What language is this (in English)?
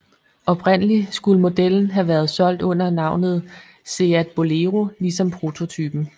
Danish